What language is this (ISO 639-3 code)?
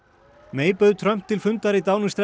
isl